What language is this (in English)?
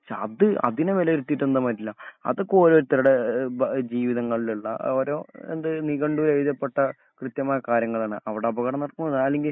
Malayalam